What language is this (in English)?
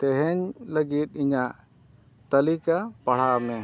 Santali